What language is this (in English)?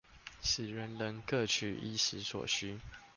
Chinese